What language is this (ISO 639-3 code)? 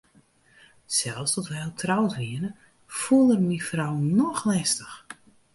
fry